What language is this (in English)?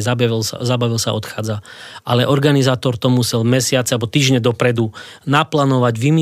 Slovak